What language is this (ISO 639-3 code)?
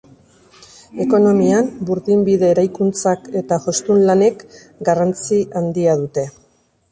eus